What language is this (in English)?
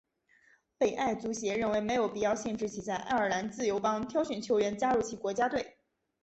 Chinese